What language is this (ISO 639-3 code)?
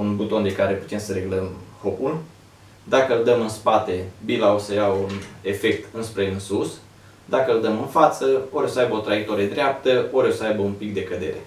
ron